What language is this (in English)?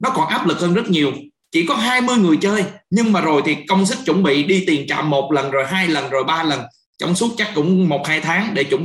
Vietnamese